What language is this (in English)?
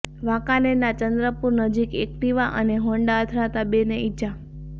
Gujarati